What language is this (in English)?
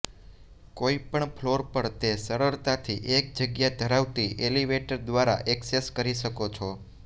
Gujarati